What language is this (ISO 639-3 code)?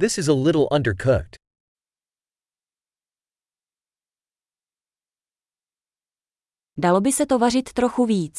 ces